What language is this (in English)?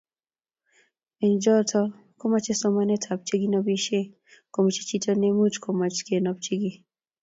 Kalenjin